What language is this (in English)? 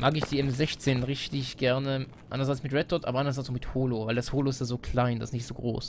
German